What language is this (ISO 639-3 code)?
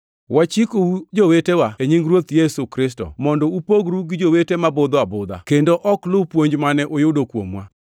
luo